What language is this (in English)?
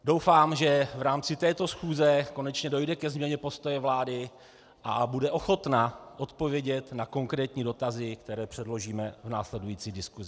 Czech